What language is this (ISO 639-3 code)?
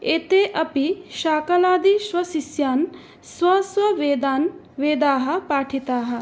san